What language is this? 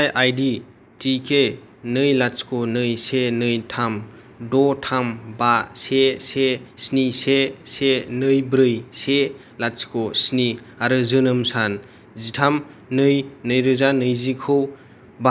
Bodo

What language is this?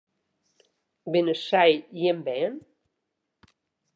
Western Frisian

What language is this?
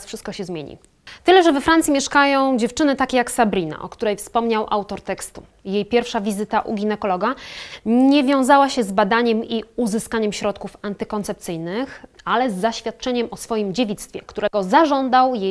Polish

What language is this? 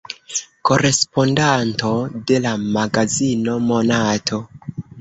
Esperanto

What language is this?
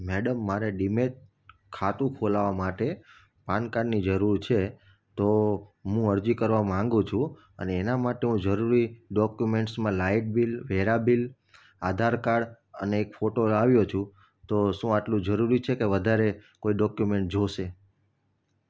Gujarati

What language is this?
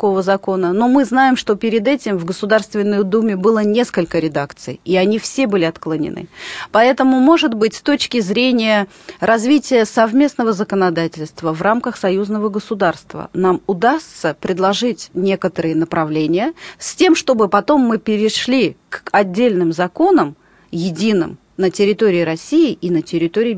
Russian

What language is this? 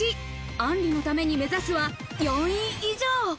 Japanese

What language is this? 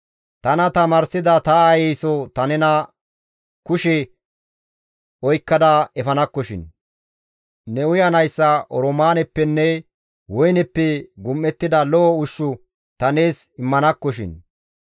Gamo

